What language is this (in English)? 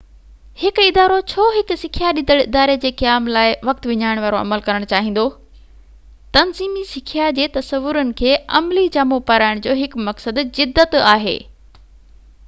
Sindhi